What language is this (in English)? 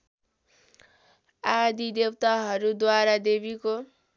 Nepali